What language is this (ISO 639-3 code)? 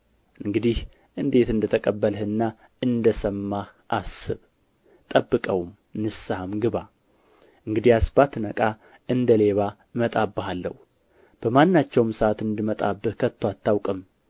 amh